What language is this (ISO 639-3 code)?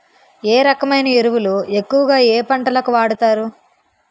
tel